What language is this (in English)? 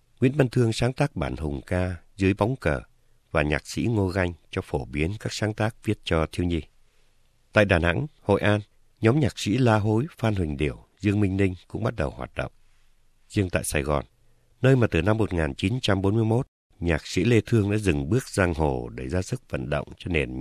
Vietnamese